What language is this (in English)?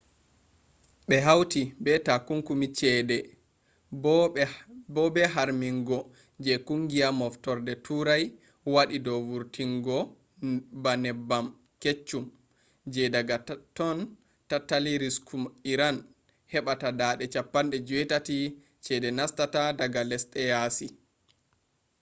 Fula